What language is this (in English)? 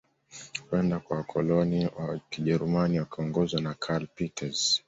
Swahili